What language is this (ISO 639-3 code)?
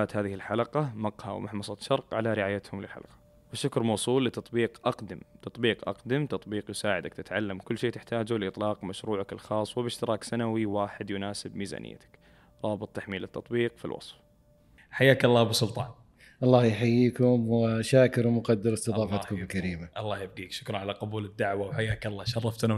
ara